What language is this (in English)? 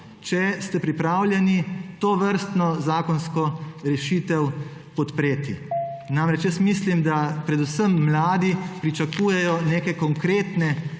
Slovenian